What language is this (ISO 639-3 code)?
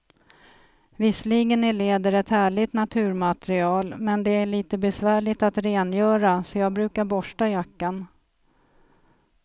swe